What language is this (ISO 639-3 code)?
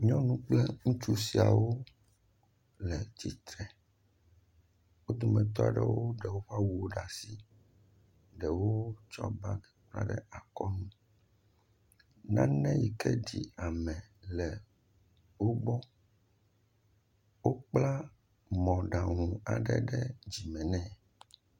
ewe